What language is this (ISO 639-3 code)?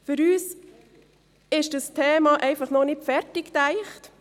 gsw